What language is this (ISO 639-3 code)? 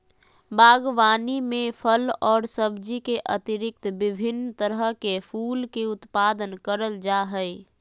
mag